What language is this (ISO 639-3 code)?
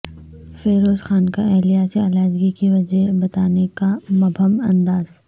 urd